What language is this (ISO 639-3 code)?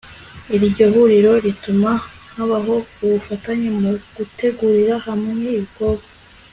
kin